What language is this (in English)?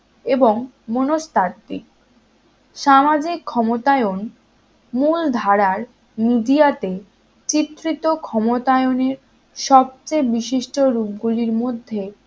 Bangla